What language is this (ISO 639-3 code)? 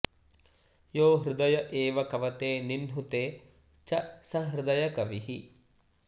san